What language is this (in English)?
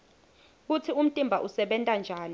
Swati